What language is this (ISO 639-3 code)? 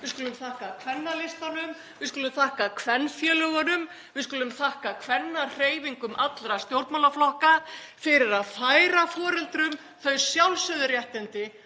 isl